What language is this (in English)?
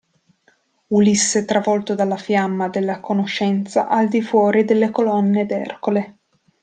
Italian